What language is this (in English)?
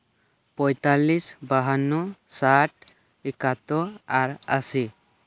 Santali